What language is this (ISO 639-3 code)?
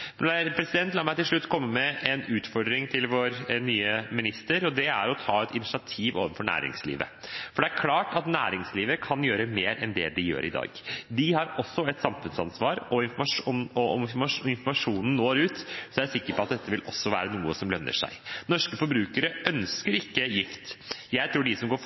nob